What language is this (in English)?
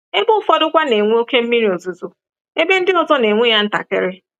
Igbo